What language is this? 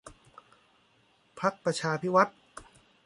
Thai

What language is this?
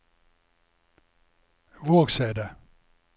Norwegian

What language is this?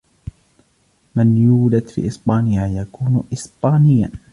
Arabic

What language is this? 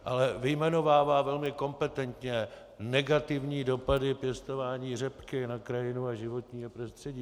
Czech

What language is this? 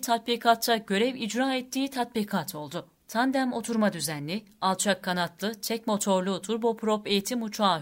Turkish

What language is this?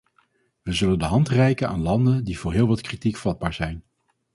Dutch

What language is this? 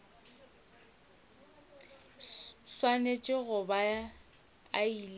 Northern Sotho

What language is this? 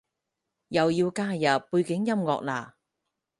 Cantonese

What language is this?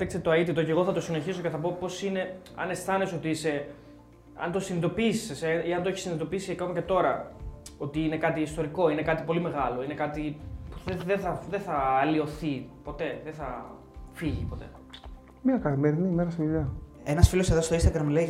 Greek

